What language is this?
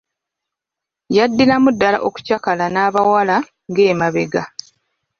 Ganda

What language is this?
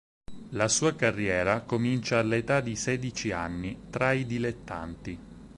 Italian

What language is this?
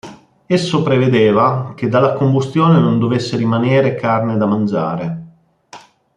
Italian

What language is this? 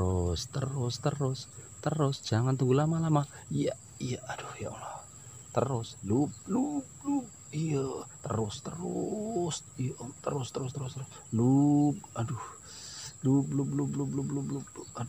Indonesian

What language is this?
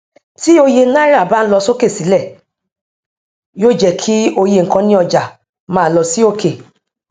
Yoruba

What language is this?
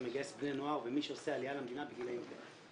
Hebrew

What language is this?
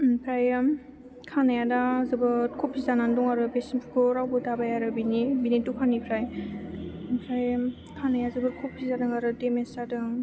Bodo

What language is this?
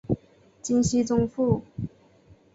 Chinese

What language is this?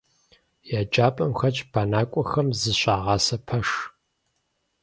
Kabardian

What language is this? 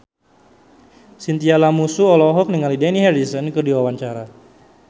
Sundanese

